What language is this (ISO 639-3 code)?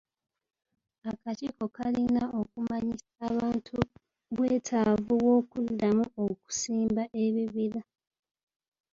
lug